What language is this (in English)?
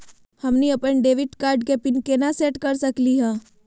Magahi